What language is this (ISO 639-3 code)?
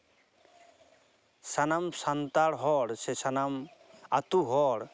sat